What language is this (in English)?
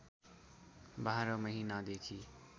Nepali